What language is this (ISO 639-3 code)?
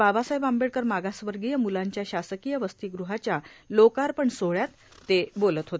mar